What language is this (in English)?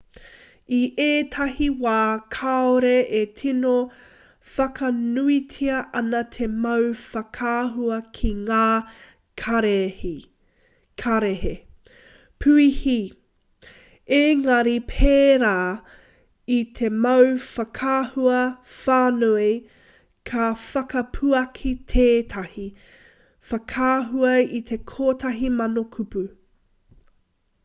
Māori